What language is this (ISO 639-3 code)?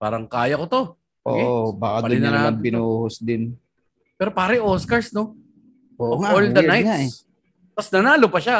fil